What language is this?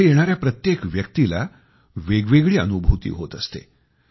Marathi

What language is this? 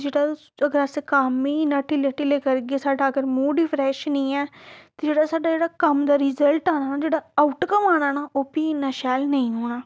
Dogri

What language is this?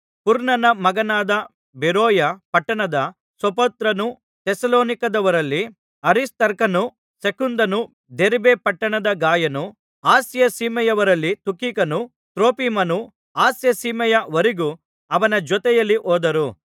Kannada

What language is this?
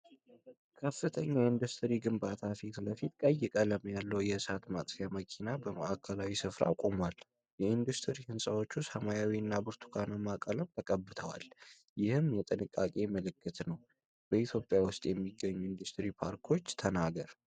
Amharic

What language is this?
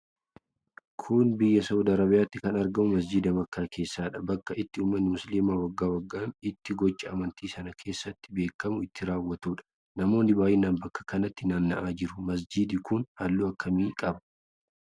Oromo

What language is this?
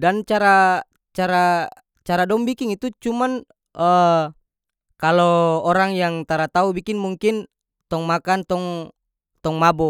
North Moluccan Malay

